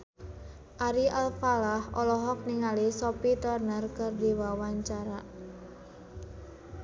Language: Sundanese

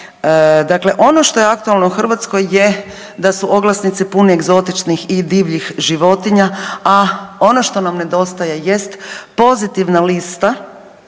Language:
Croatian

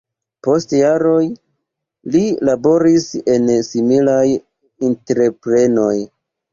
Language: Esperanto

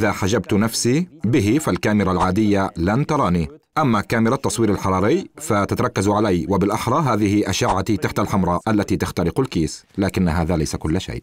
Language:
Arabic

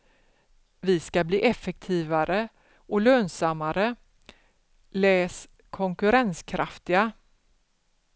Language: Swedish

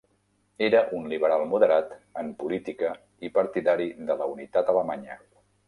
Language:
Catalan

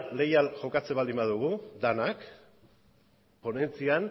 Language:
Basque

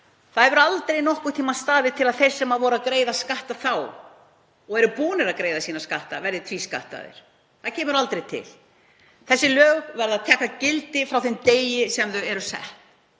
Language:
Icelandic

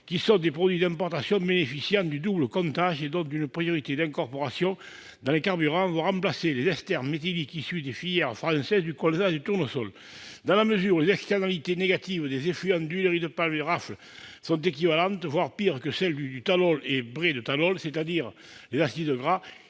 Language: French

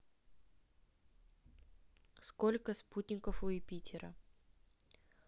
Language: Russian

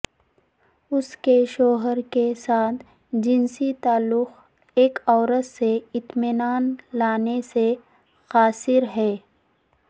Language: Urdu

